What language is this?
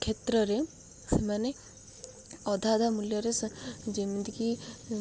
Odia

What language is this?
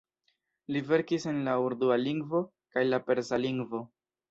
Esperanto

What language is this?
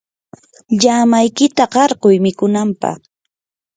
Yanahuanca Pasco Quechua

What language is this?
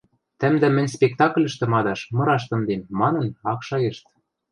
Western Mari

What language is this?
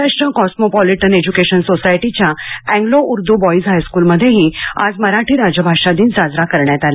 Marathi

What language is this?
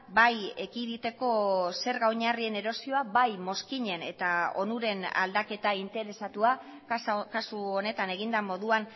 Basque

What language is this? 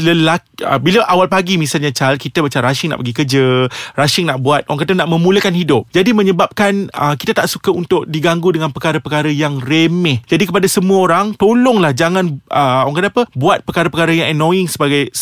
Malay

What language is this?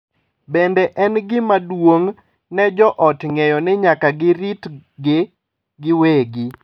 Luo (Kenya and Tanzania)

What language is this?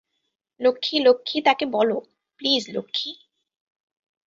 Bangla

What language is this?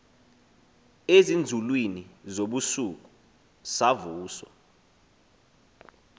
Xhosa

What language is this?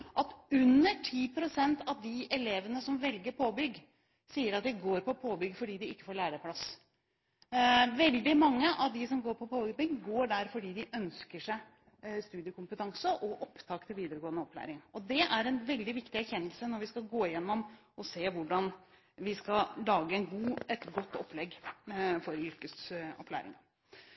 Norwegian Bokmål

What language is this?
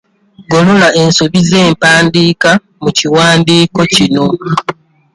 Ganda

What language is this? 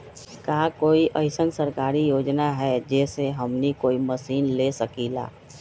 Magahi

